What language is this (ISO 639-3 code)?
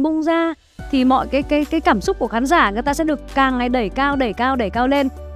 vie